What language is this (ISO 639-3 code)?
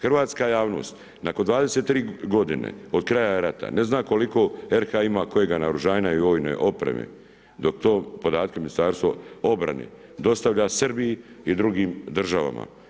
hrv